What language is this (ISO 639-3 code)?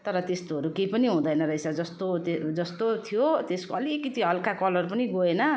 nep